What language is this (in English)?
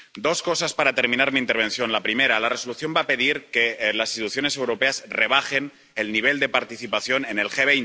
Spanish